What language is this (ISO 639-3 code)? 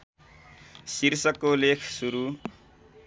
nep